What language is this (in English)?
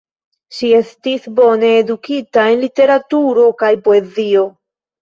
Esperanto